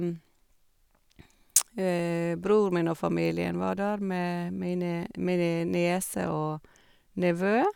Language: Norwegian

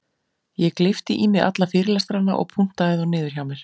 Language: Icelandic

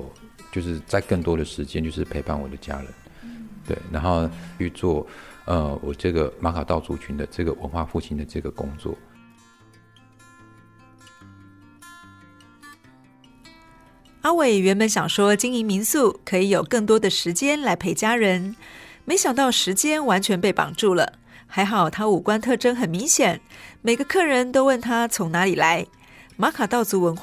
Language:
Chinese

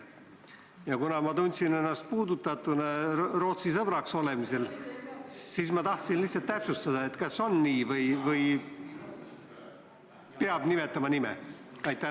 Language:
Estonian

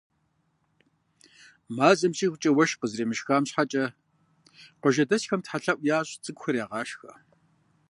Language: Kabardian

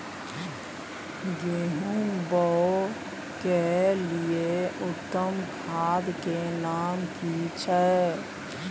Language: Maithili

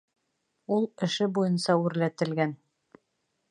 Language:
Bashkir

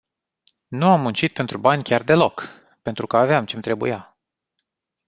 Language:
Romanian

